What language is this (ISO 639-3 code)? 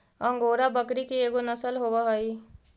mag